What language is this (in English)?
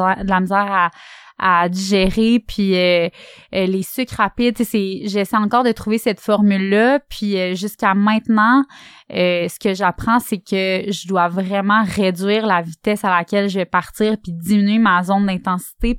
French